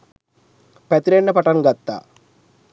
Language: Sinhala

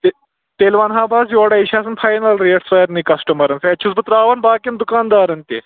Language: Kashmiri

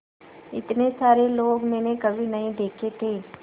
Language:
Hindi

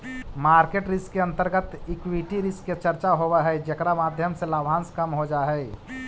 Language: Magahi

